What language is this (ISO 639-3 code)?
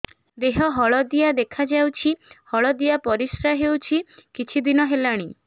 ori